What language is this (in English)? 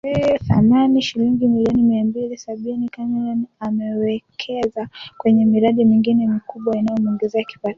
Swahili